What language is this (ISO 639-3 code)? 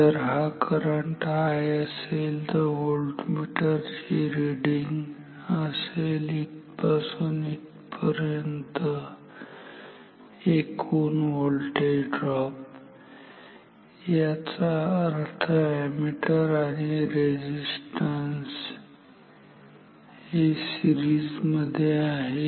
mar